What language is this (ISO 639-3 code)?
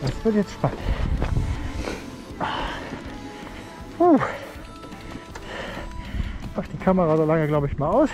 deu